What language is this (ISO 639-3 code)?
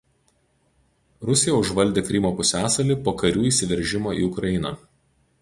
lit